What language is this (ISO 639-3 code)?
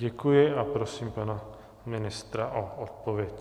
ces